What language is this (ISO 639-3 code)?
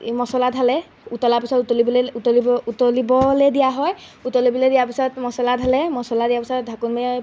asm